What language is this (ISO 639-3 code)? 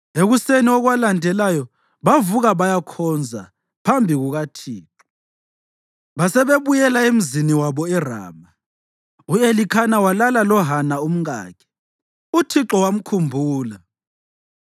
nde